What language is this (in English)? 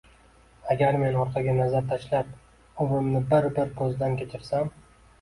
Uzbek